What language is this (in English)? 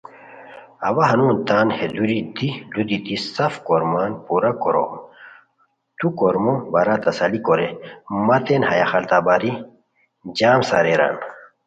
Khowar